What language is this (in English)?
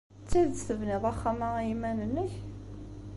Kabyle